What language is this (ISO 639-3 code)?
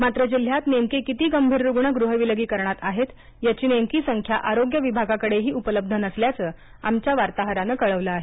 mar